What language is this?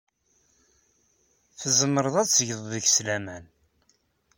Kabyle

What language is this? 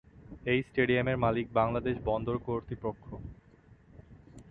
Bangla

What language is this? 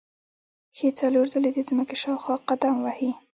Pashto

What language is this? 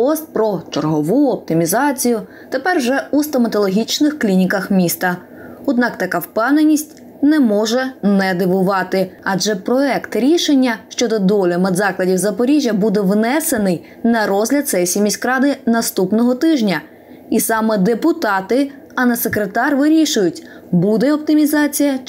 Ukrainian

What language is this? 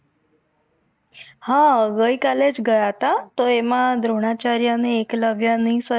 Gujarati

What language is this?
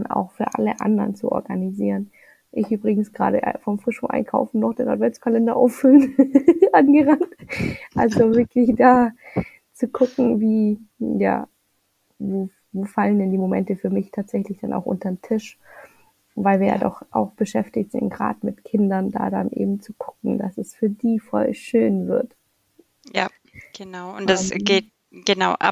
German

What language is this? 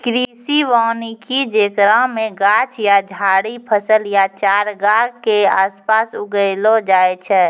Maithili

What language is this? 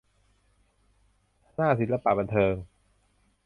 Thai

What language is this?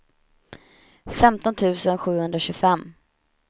Swedish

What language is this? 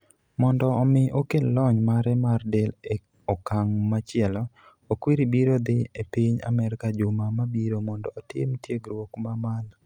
Luo (Kenya and Tanzania)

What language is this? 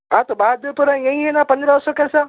Urdu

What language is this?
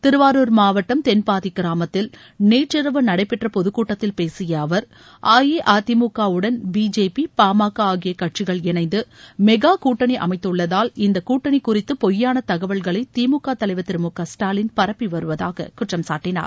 Tamil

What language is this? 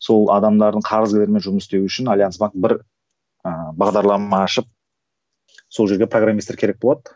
Kazakh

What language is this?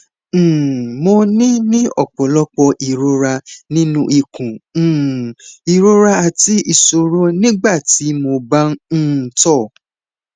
Yoruba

